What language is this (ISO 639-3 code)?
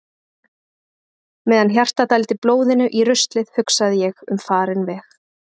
isl